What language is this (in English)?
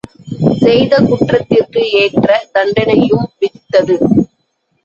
Tamil